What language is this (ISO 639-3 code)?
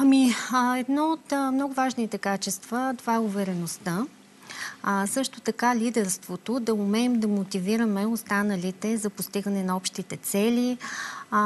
bul